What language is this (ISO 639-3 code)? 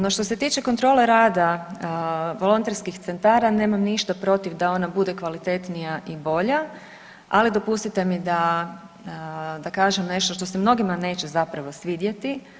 hrv